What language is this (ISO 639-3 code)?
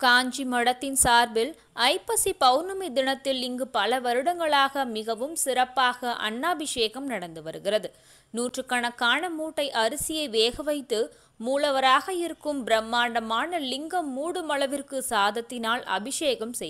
hin